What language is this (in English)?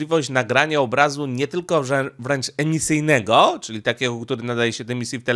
Polish